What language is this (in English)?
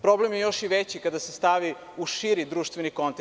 Serbian